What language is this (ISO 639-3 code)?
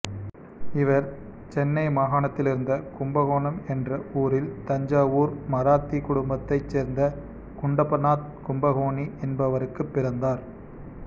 tam